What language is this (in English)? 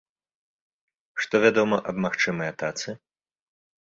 Belarusian